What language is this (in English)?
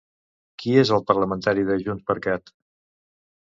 Catalan